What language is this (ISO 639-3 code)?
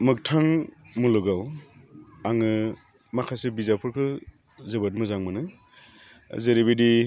brx